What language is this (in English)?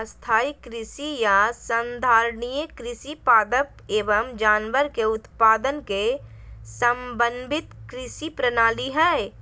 Magahi